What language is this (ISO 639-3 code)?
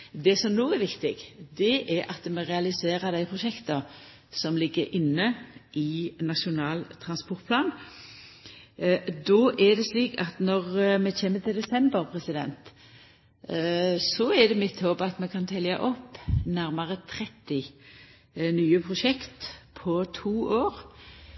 nno